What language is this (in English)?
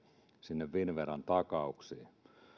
Finnish